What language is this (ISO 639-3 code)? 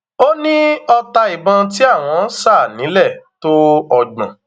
yor